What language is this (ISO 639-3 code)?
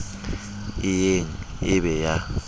sot